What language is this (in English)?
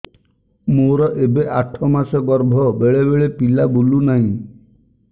Odia